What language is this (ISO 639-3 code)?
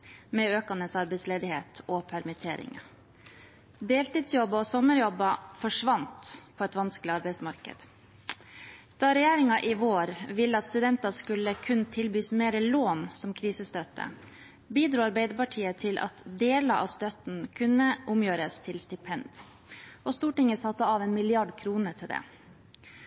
nob